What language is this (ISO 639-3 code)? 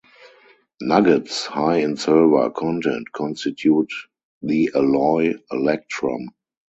eng